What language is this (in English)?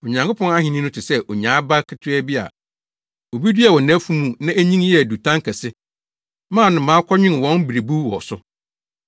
Akan